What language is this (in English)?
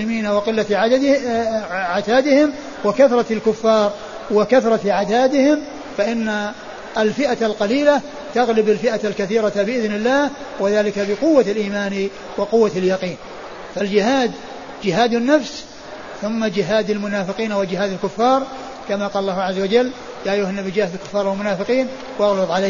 Arabic